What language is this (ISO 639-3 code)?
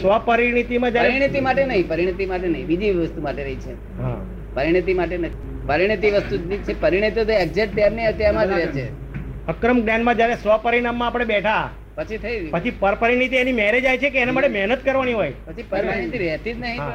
guj